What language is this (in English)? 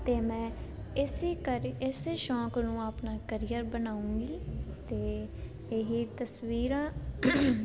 Punjabi